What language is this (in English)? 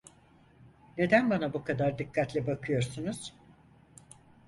Turkish